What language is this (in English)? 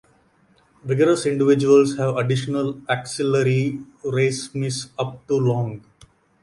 English